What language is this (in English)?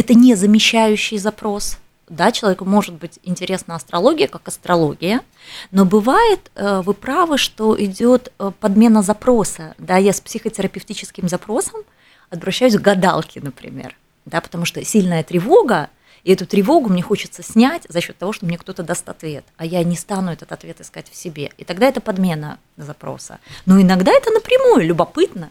Russian